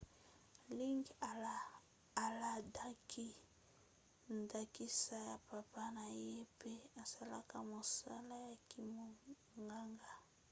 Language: Lingala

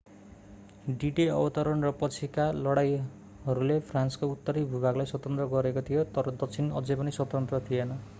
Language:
Nepali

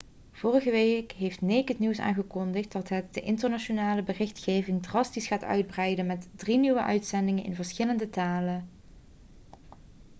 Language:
Dutch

